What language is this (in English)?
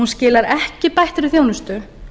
Icelandic